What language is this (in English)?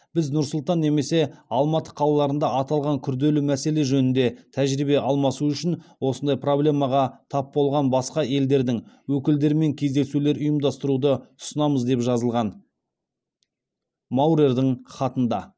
Kazakh